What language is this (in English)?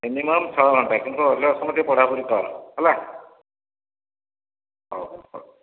Odia